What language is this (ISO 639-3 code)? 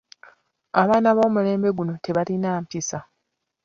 lug